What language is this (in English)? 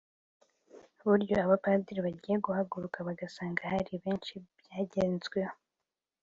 Kinyarwanda